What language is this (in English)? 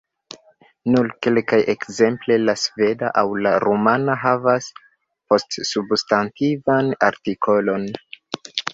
Esperanto